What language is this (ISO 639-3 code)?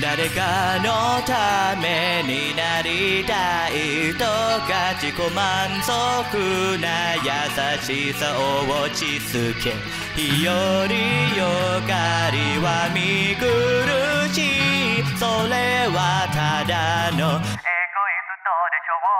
jpn